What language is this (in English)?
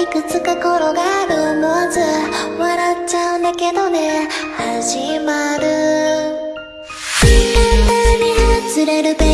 Japanese